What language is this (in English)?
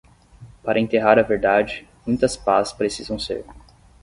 Portuguese